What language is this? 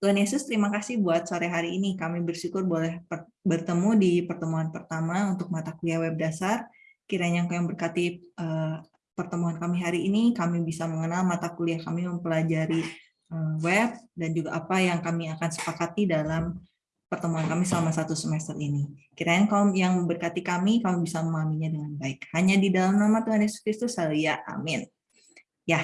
Indonesian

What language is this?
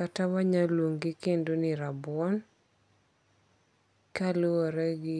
Luo (Kenya and Tanzania)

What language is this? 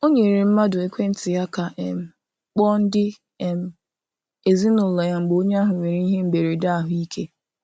Igbo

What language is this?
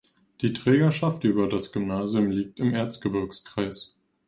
German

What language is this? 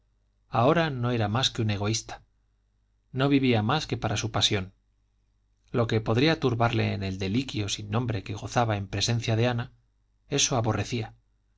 Spanish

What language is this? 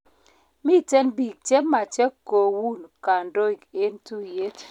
Kalenjin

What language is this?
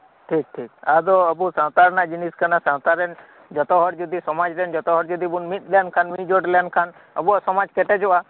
Santali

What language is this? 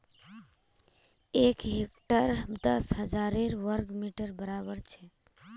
Magahi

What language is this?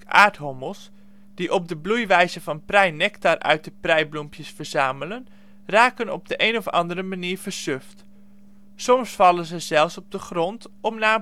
Dutch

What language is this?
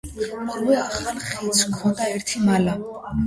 Georgian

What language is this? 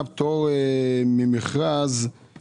Hebrew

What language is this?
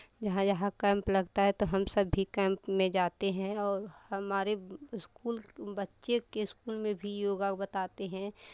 Hindi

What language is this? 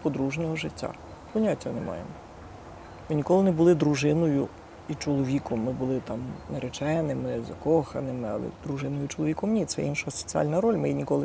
Ukrainian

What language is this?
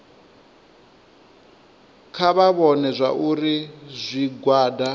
Venda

